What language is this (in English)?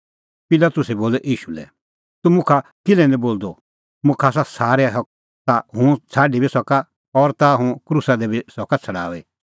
Kullu Pahari